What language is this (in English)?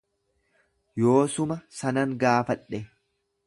Oromo